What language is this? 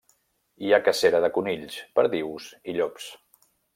Catalan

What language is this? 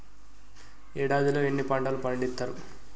Telugu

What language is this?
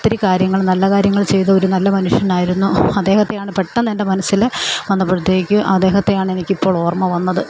Malayalam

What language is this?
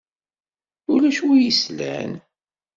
Kabyle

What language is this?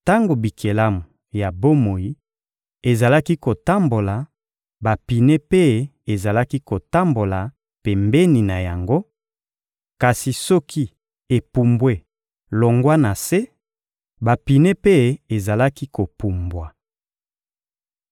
Lingala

